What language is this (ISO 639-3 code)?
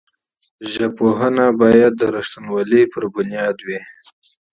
pus